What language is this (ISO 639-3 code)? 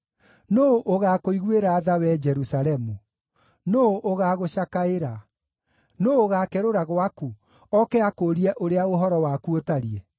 kik